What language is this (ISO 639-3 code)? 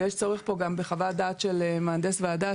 heb